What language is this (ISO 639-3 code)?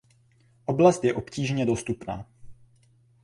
ces